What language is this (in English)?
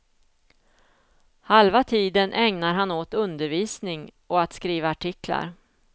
Swedish